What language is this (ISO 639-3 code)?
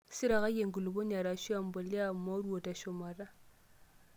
mas